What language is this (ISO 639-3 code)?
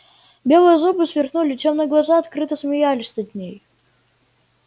rus